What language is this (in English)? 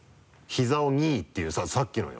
Japanese